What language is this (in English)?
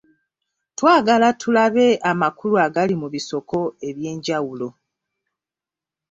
Ganda